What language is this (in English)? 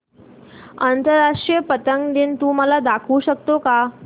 Marathi